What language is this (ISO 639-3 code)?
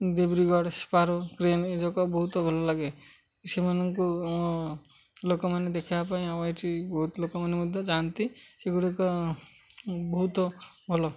ori